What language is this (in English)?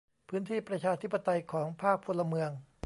Thai